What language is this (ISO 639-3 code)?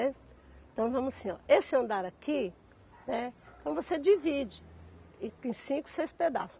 por